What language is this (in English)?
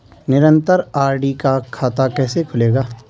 Hindi